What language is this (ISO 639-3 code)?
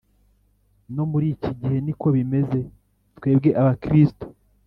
kin